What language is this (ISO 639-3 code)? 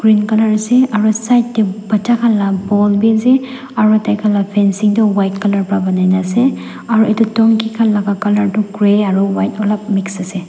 nag